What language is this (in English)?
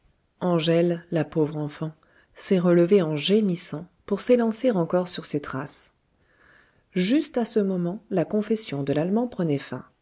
French